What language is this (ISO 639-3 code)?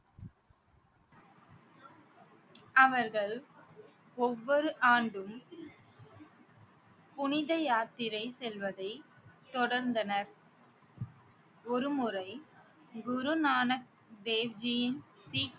tam